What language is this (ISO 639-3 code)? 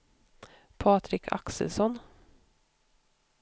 swe